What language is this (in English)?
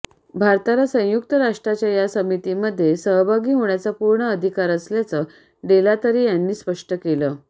Marathi